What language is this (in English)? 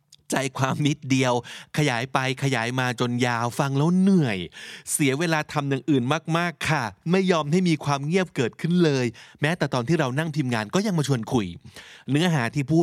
Thai